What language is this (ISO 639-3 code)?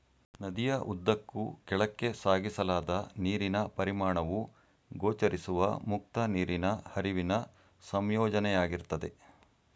kan